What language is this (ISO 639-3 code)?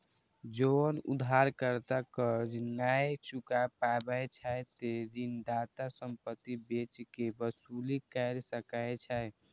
mai